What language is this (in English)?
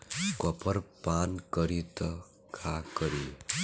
Bhojpuri